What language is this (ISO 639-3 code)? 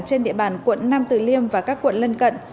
vie